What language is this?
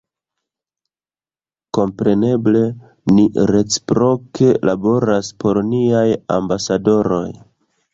Esperanto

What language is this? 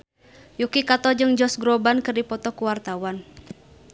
Sundanese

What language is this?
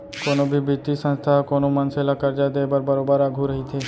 Chhattisgarhi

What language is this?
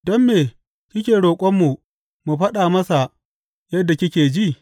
Hausa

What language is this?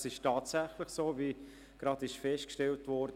Swiss German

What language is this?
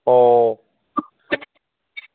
Manipuri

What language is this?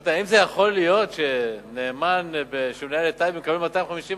Hebrew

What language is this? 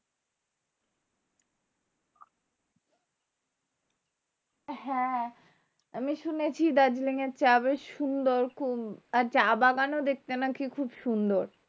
Bangla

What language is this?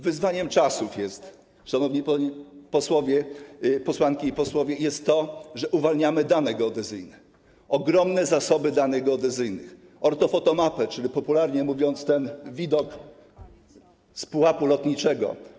Polish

